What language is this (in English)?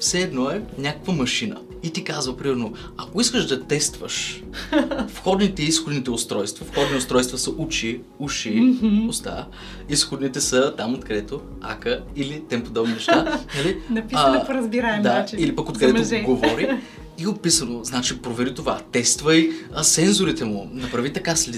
Bulgarian